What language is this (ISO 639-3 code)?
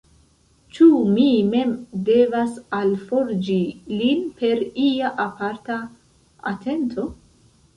epo